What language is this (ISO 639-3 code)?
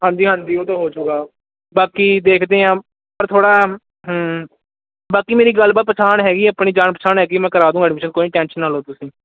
pan